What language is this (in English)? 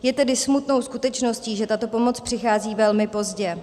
Czech